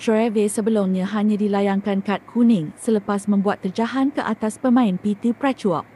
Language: Malay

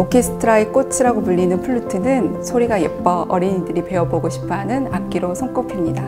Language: Korean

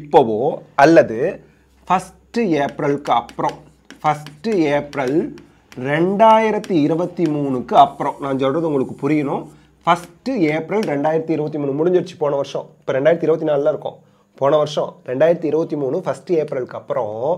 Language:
Tamil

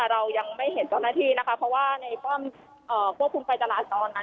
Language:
Thai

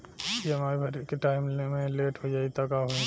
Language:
Bhojpuri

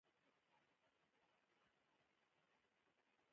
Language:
Pashto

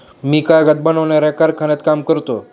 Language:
Marathi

